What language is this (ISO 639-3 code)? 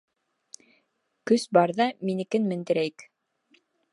bak